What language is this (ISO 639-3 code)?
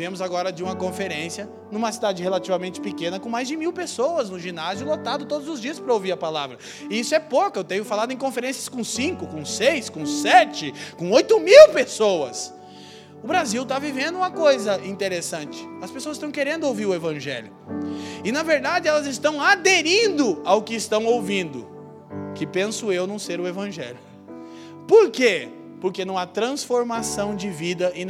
por